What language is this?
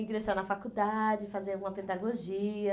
Portuguese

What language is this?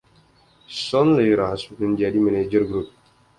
Indonesian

